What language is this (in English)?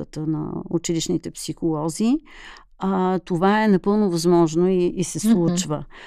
Bulgarian